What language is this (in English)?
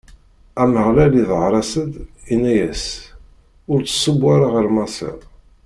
Kabyle